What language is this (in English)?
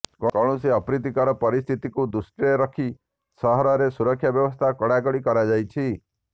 Odia